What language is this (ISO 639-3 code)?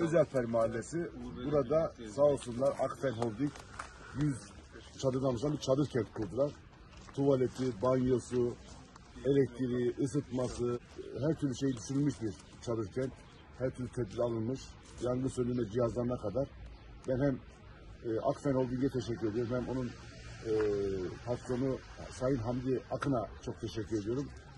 tur